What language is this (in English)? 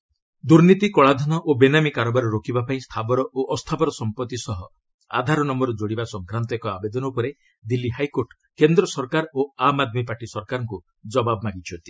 Odia